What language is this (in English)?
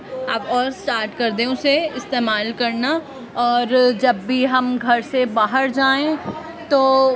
Urdu